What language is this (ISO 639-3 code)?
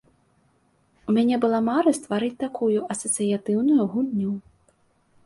bel